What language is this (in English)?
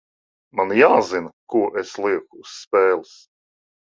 Latvian